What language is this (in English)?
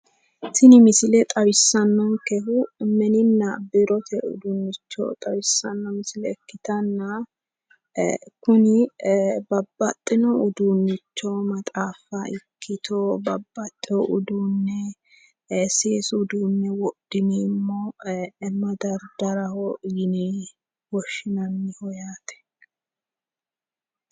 Sidamo